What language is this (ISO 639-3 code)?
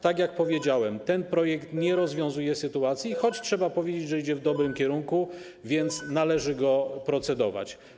pol